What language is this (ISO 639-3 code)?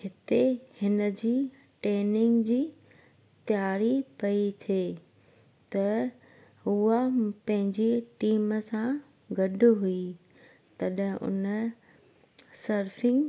snd